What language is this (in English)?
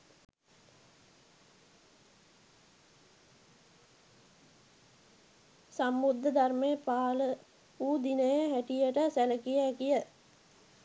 Sinhala